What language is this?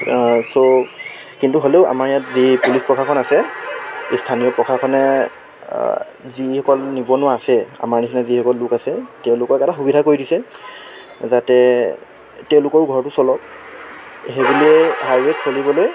Assamese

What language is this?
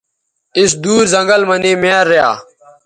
Bateri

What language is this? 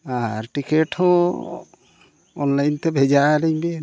Santali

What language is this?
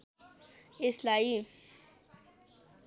Nepali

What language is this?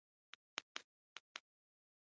Pashto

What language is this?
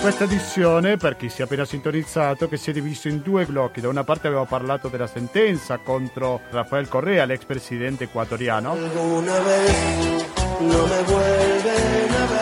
Italian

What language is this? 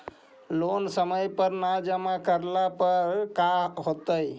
Magahi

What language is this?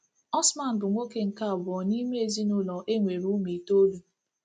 Igbo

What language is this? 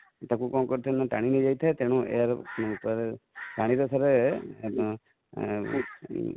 Odia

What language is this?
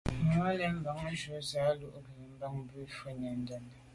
Medumba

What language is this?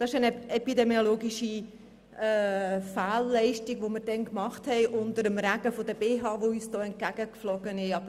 Swiss German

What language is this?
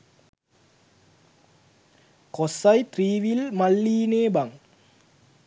Sinhala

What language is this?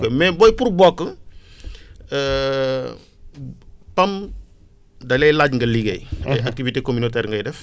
Wolof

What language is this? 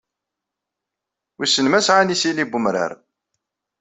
Kabyle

